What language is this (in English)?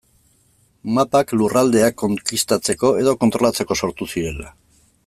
Basque